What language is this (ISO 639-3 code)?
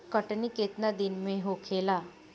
bho